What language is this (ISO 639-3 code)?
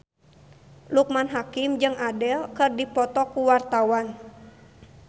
sun